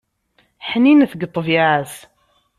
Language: Kabyle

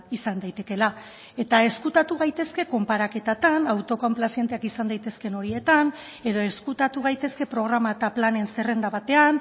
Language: Basque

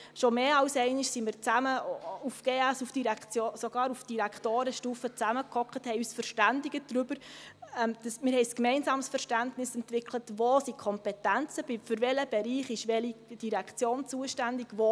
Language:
Swiss German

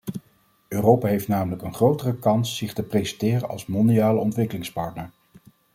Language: Dutch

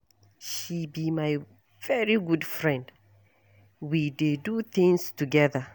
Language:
Nigerian Pidgin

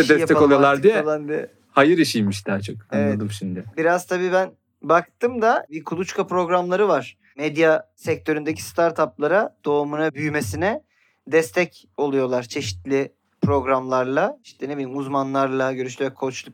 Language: Turkish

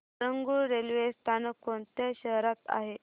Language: Marathi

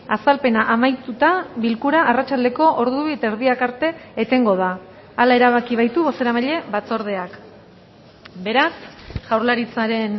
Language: Basque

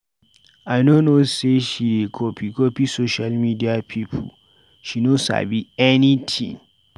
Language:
Nigerian Pidgin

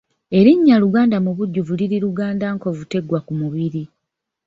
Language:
Ganda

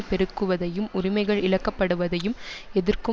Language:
Tamil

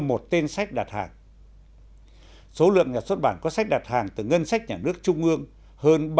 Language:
Vietnamese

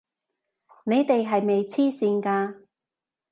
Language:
Cantonese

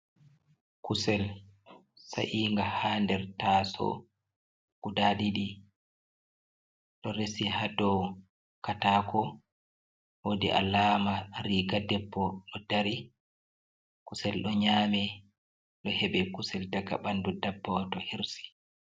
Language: Fula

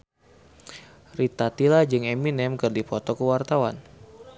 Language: Sundanese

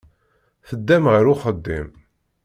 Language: Kabyle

